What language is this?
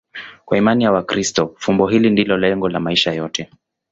Swahili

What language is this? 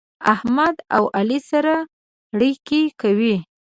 Pashto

